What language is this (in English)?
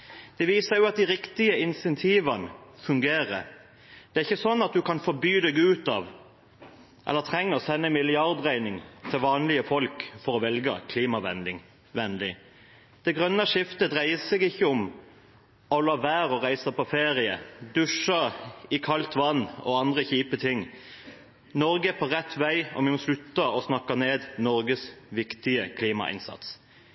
Norwegian Bokmål